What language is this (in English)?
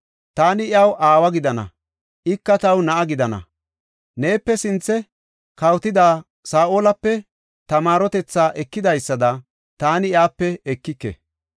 Gofa